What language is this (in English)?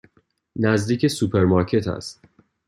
Persian